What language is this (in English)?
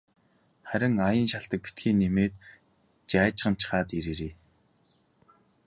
Mongolian